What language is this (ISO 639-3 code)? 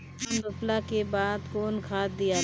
bho